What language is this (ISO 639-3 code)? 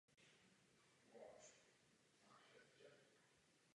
ces